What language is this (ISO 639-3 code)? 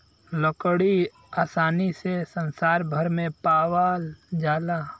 bho